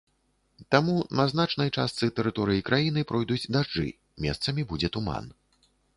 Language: Belarusian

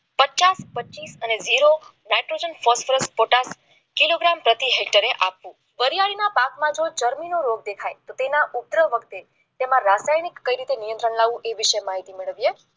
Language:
Gujarati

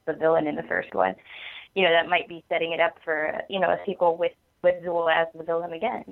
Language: English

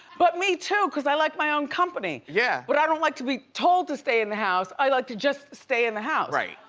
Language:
English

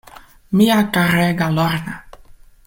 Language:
Esperanto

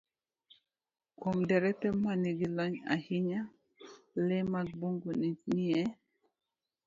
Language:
Luo (Kenya and Tanzania)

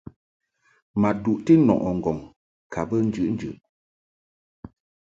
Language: Mungaka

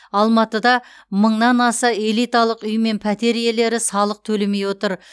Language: Kazakh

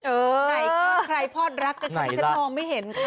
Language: Thai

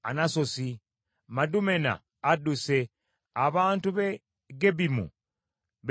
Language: Ganda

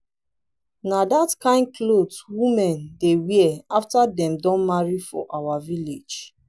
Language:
Nigerian Pidgin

